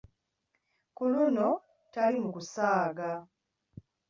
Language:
Ganda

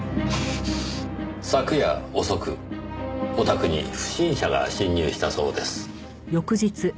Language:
Japanese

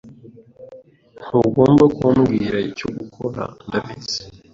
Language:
Kinyarwanda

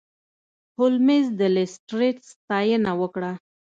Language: Pashto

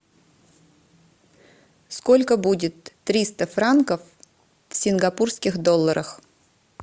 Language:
Russian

